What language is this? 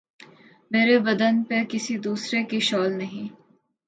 Urdu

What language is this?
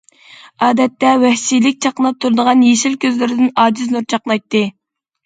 Uyghur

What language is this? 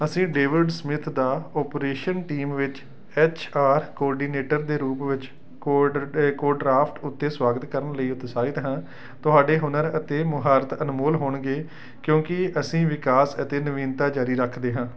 Punjabi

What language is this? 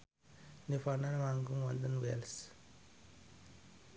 Javanese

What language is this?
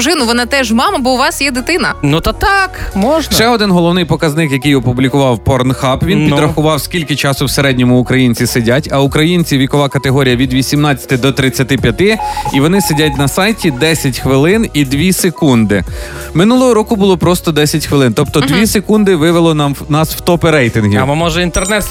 Ukrainian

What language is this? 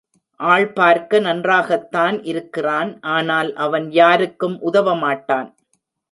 Tamil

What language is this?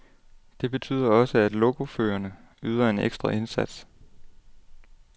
Danish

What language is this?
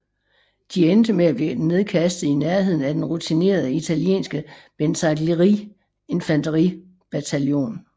Danish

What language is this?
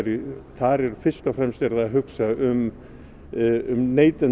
Icelandic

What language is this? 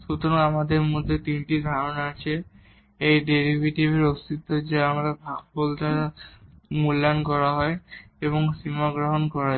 Bangla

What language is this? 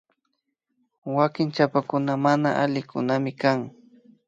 Imbabura Highland Quichua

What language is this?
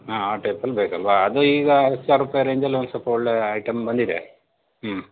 Kannada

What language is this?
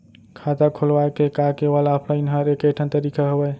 Chhattisgarhi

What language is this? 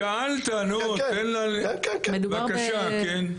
Hebrew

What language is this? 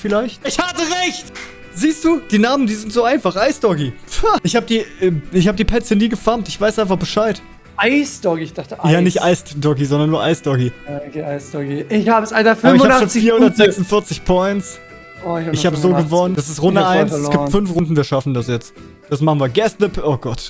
German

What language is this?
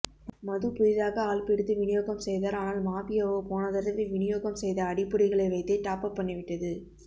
Tamil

